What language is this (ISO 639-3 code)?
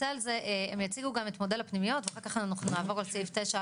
heb